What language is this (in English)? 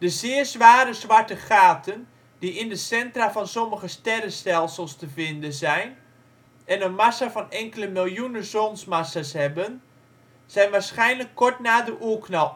Dutch